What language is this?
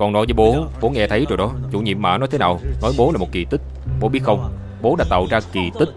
Vietnamese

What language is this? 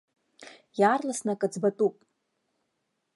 Abkhazian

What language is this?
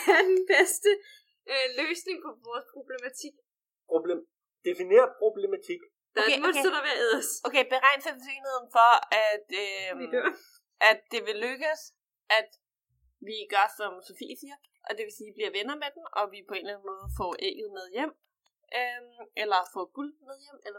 Danish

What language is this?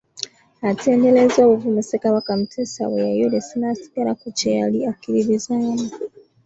Ganda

